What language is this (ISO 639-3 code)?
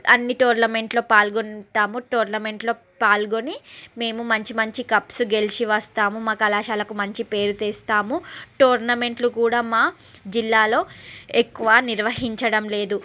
tel